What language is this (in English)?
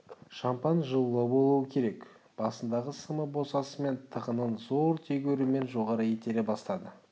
Kazakh